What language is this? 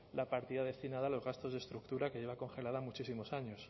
Spanish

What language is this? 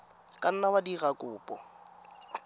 Tswana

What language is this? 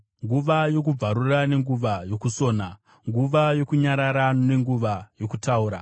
Shona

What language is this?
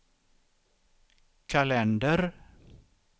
Swedish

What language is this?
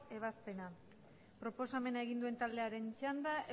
Basque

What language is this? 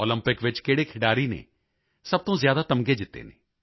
Punjabi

